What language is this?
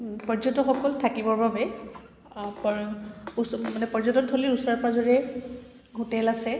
Assamese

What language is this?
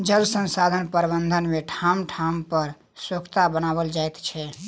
Maithili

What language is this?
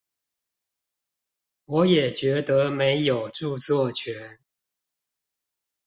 Chinese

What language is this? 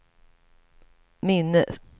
Swedish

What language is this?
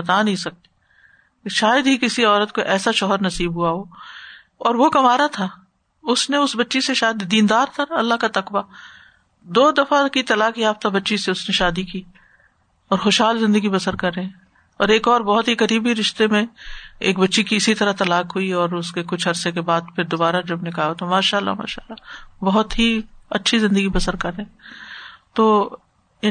Urdu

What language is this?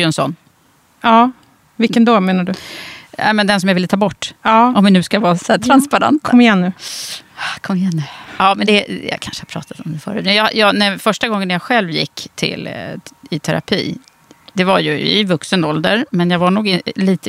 Swedish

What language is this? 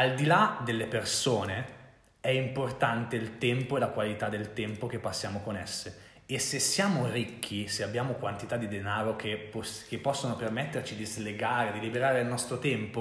Italian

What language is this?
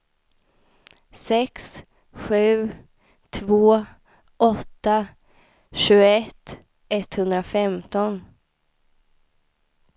Swedish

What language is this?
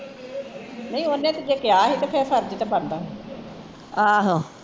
Punjabi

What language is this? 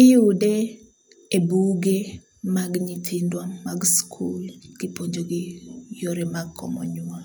Luo (Kenya and Tanzania)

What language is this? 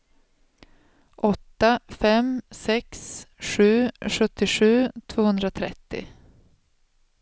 Swedish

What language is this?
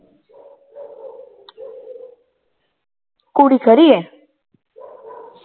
Punjabi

